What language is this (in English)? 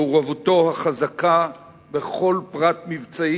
Hebrew